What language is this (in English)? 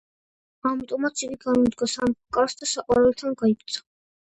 Georgian